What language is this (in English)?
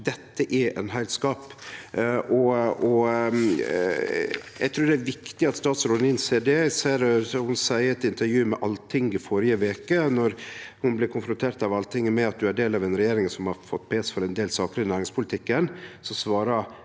Norwegian